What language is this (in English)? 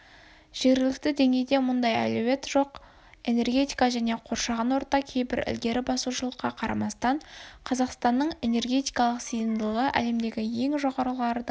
Kazakh